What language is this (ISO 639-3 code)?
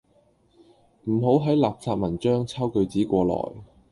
yue